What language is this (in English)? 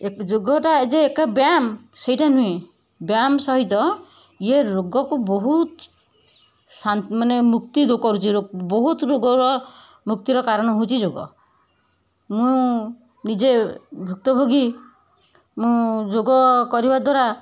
Odia